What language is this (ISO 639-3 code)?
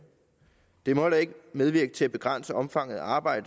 dan